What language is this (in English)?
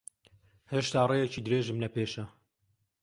Central Kurdish